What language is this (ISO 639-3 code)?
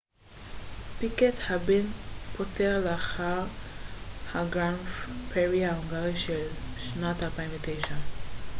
heb